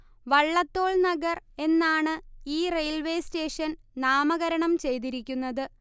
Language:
Malayalam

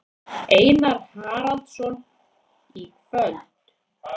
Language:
Icelandic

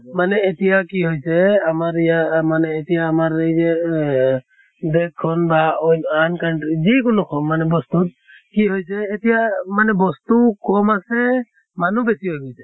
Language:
Assamese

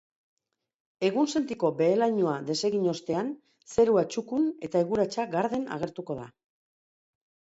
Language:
Basque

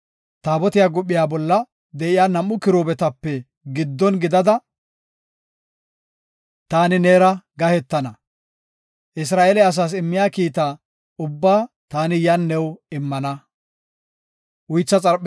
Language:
Gofa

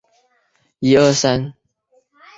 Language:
Chinese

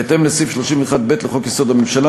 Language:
Hebrew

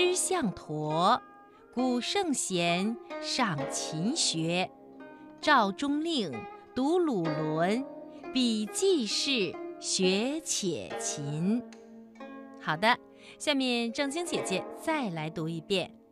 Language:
Chinese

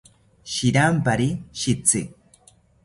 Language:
South Ucayali Ashéninka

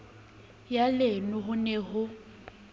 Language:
Southern Sotho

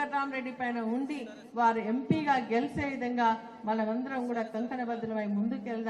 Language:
Telugu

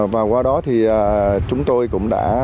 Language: Vietnamese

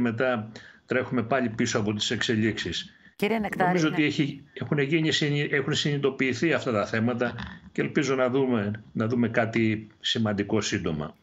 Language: Greek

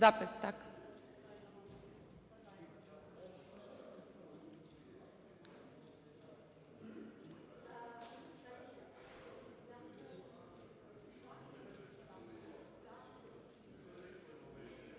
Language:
Ukrainian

